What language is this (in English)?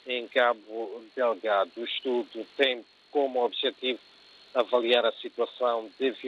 Portuguese